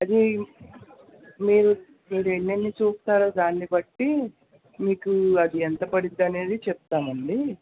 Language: Telugu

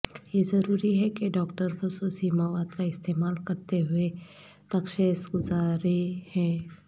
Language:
Urdu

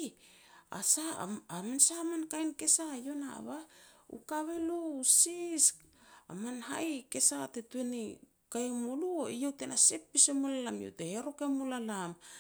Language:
Petats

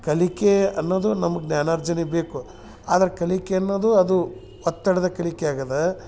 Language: Kannada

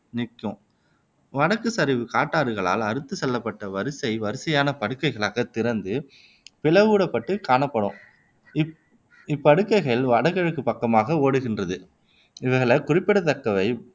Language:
Tamil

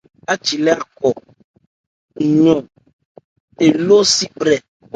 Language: Ebrié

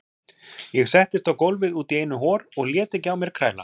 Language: Icelandic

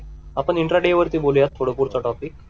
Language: Marathi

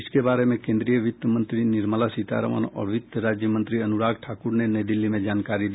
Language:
Hindi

